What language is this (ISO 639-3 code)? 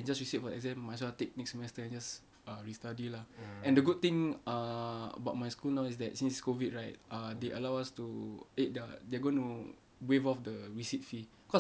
eng